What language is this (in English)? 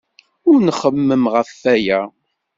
Kabyle